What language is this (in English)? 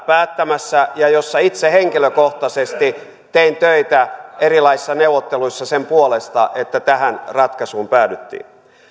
Finnish